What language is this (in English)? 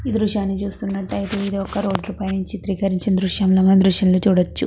Telugu